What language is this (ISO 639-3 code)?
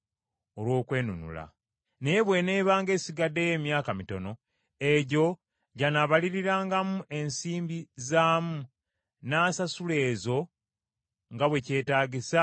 lug